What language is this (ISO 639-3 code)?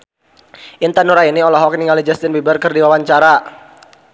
sun